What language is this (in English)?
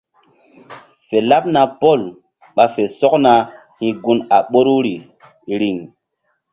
Mbum